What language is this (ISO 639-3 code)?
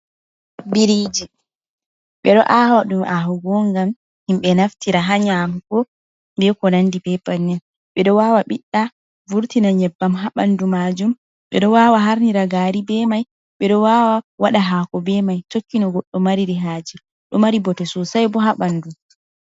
ful